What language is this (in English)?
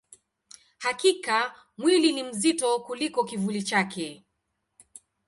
Swahili